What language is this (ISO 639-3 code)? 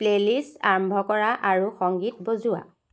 asm